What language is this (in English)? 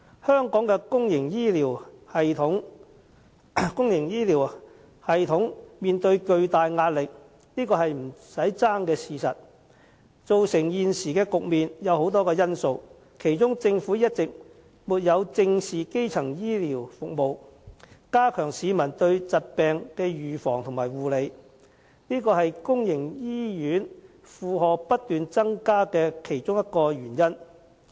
Cantonese